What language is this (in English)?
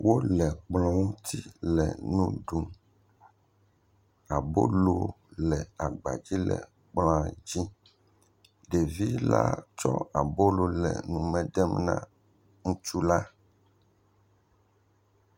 Ewe